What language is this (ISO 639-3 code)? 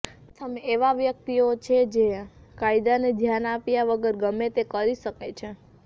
guj